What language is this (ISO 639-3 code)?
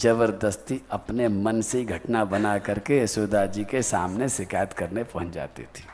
hin